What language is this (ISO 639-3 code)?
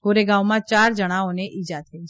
guj